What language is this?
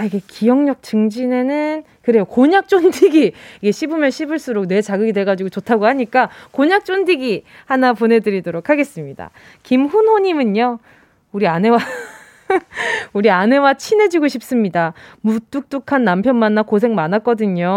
Korean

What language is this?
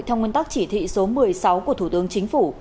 Vietnamese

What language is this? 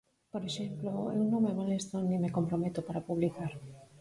Galician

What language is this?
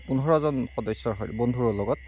Assamese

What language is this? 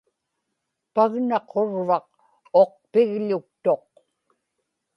Inupiaq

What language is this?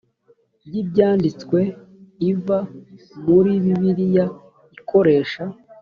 Kinyarwanda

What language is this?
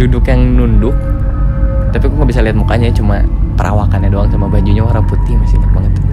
Indonesian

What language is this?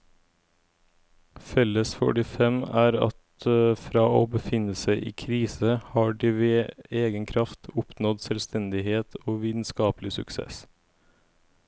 Norwegian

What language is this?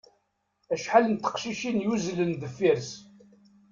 Kabyle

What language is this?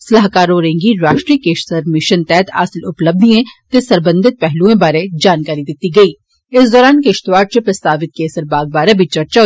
Dogri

